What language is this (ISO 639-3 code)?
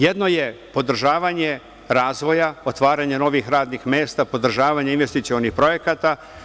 srp